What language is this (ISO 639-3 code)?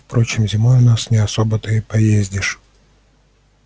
rus